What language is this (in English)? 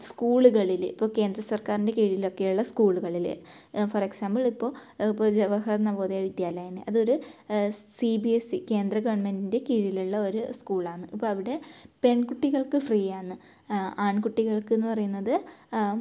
Malayalam